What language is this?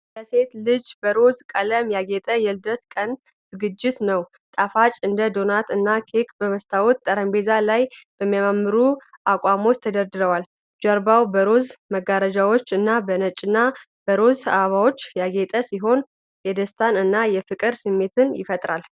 Amharic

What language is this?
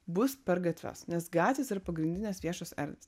Lithuanian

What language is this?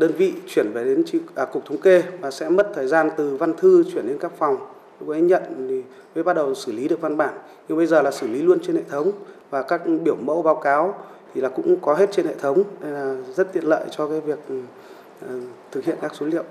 Vietnamese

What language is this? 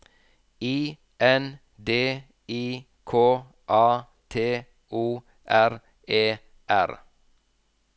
Norwegian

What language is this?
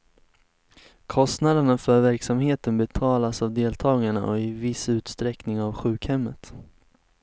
Swedish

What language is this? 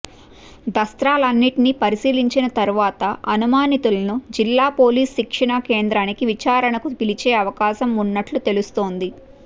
Telugu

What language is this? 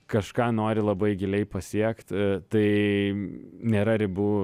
Lithuanian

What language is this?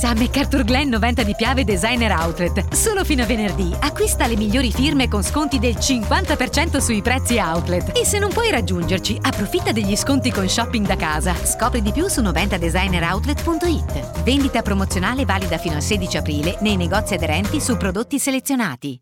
Italian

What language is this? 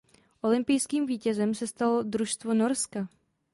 Czech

